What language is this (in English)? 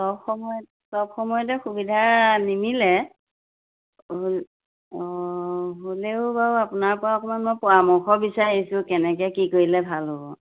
Assamese